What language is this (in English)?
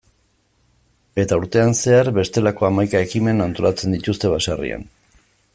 Basque